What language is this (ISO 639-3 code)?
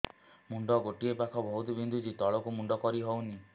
ori